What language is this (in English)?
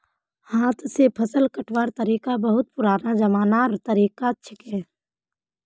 Magahi